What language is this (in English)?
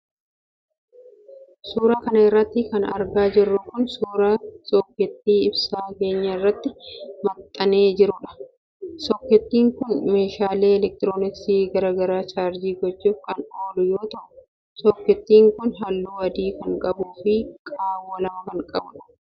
Oromo